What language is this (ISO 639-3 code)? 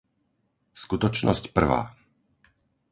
slk